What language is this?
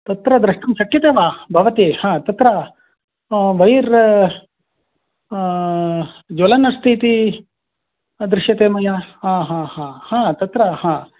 Sanskrit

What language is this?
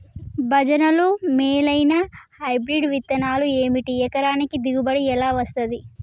Telugu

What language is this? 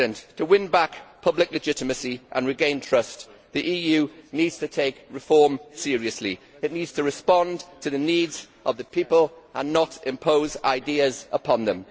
English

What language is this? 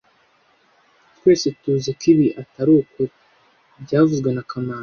Kinyarwanda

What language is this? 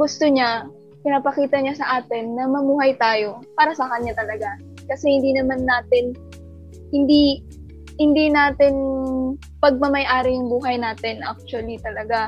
Filipino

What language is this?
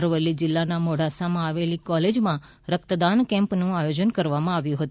Gujarati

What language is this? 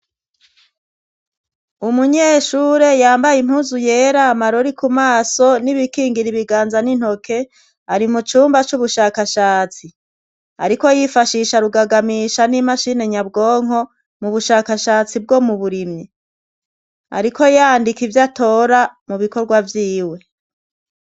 Rundi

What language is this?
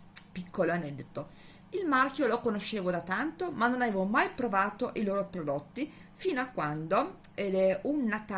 Italian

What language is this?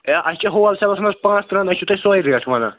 Kashmiri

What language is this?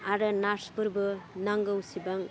Bodo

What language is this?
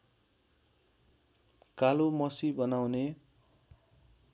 Nepali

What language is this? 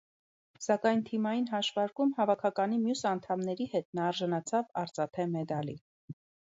Armenian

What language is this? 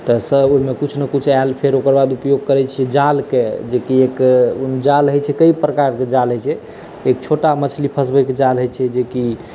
Maithili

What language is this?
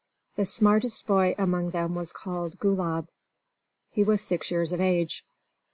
English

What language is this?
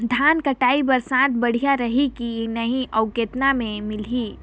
Chhattisgarhi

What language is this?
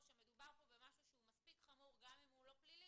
Hebrew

